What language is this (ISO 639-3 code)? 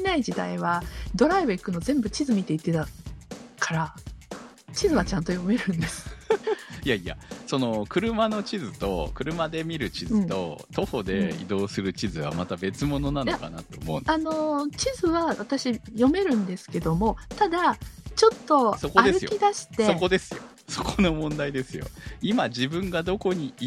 jpn